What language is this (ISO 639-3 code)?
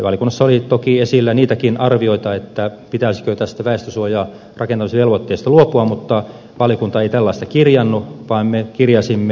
fin